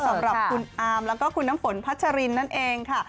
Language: Thai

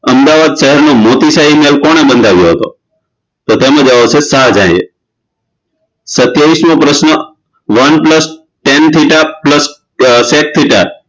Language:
Gujarati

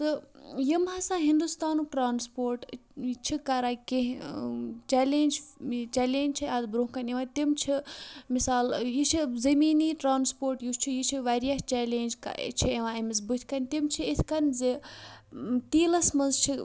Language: Kashmiri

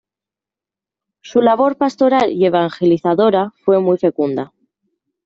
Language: Spanish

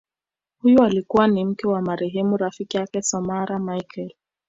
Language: Swahili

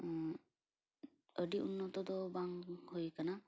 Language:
Santali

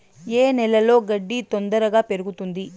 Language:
Telugu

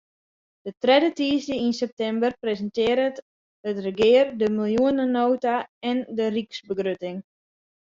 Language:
Western Frisian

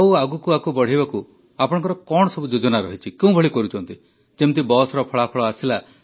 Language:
Odia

